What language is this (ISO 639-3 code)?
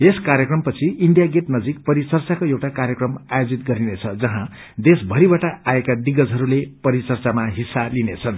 nep